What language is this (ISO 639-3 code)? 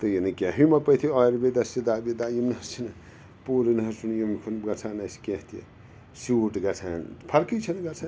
kas